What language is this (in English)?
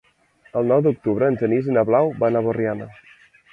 Catalan